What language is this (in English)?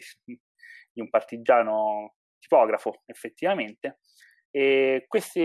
Italian